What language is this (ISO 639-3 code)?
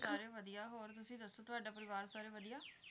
pan